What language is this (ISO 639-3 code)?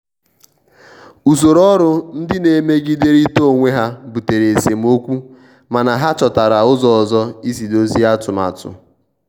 ibo